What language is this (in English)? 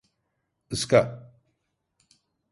Turkish